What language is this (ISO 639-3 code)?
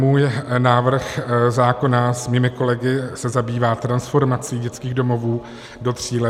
ces